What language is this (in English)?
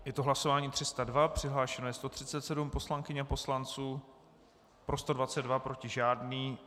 Czech